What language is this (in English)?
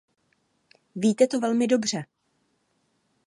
Czech